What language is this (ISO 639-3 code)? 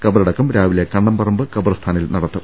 mal